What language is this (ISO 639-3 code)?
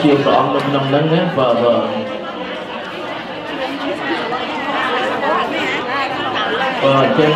ind